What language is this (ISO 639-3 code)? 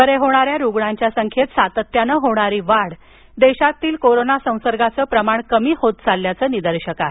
mar